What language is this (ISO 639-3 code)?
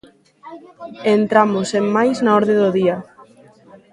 glg